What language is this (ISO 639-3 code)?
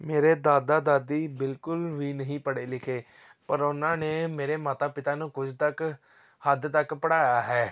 pan